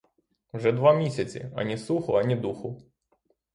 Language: Ukrainian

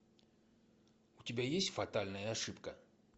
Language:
Russian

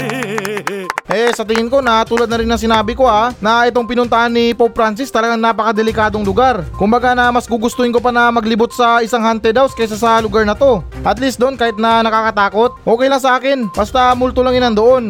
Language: Filipino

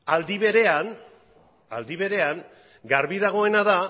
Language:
Basque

